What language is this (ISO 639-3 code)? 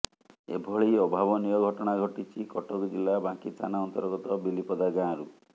ori